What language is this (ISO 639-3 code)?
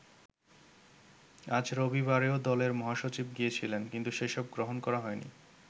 ben